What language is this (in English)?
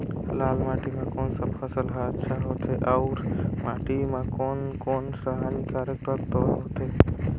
Chhattisgarhi